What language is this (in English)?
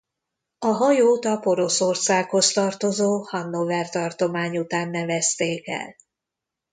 Hungarian